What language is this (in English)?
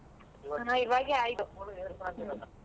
Kannada